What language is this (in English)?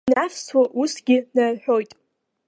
Abkhazian